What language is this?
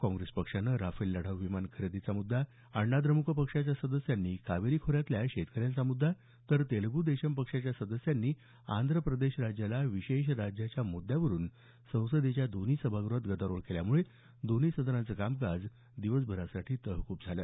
Marathi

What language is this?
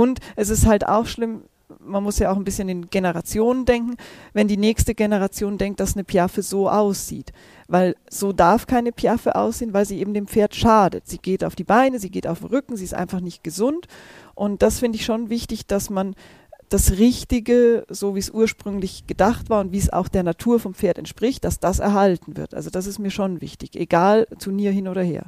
German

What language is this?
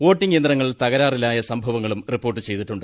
Malayalam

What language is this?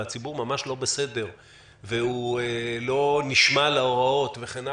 Hebrew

